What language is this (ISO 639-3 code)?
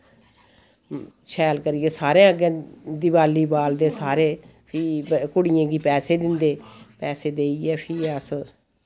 doi